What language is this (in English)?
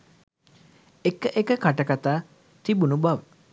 Sinhala